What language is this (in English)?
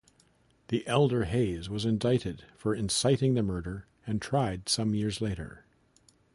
English